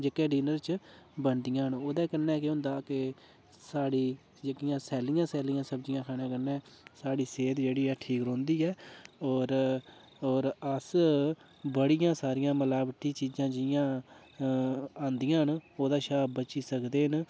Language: Dogri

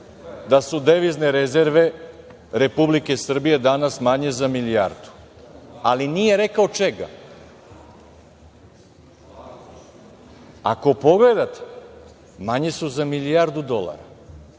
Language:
Serbian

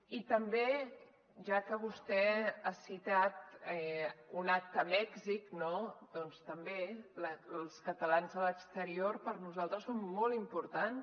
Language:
Catalan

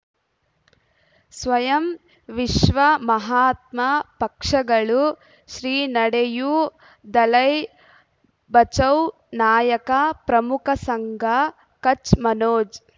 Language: Kannada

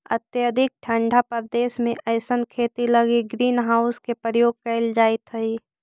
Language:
Magahi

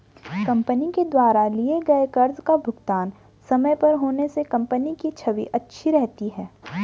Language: Hindi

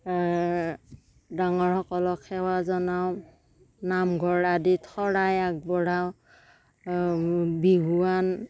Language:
Assamese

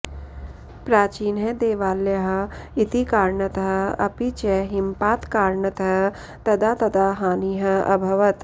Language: Sanskrit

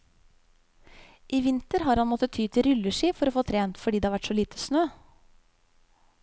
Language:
Norwegian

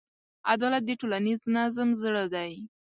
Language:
Pashto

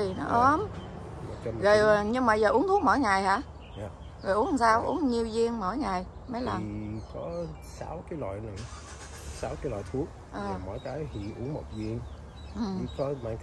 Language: Vietnamese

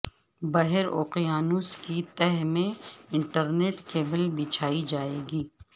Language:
Urdu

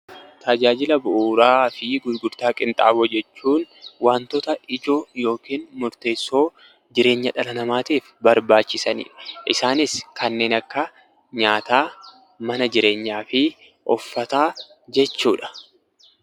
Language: Oromo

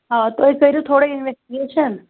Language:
Kashmiri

